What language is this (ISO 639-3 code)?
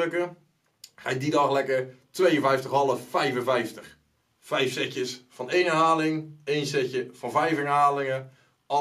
nld